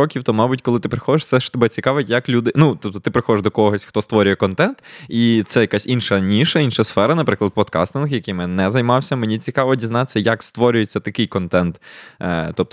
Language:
Ukrainian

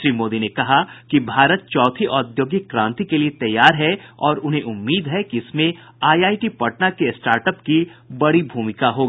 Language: Hindi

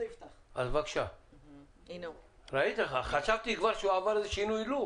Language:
Hebrew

